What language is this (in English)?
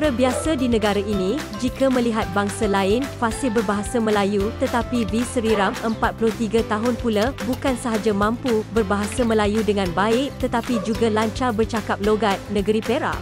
Malay